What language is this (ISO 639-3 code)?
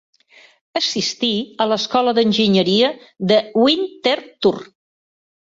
cat